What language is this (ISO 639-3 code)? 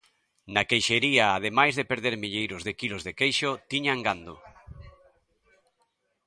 glg